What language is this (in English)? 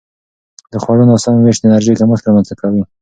Pashto